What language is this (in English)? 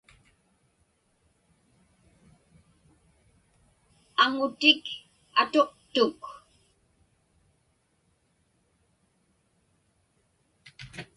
Inupiaq